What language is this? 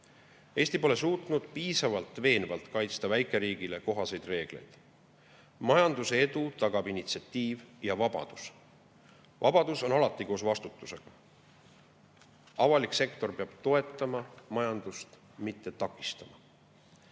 Estonian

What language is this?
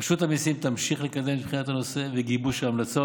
Hebrew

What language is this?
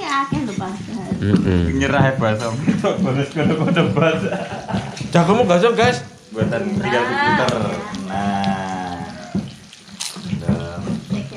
Indonesian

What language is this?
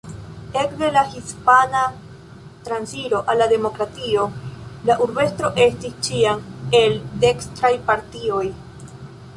Esperanto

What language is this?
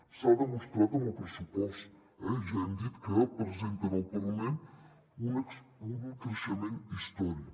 Catalan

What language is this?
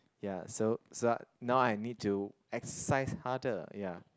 English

